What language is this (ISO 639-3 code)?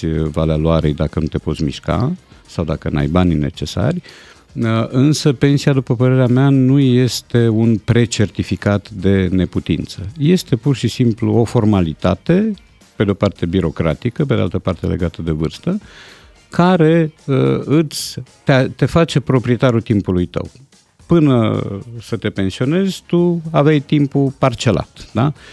ron